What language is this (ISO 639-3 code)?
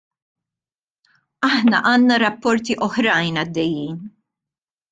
mlt